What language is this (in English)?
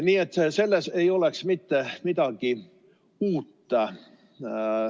Estonian